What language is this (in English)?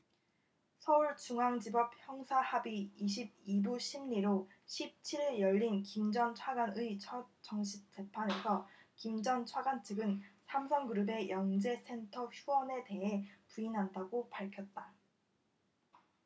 Korean